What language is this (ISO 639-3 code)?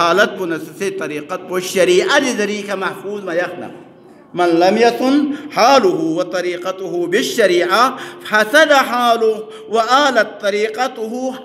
ara